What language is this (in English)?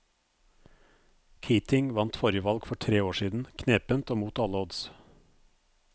Norwegian